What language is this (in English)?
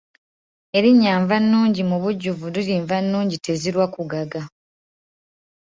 Ganda